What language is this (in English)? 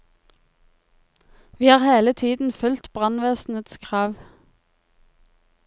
Norwegian